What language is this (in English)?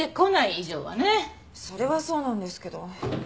Japanese